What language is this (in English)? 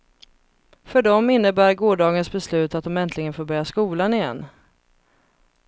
Swedish